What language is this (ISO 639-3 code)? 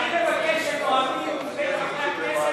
heb